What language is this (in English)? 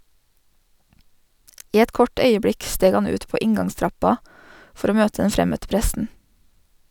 Norwegian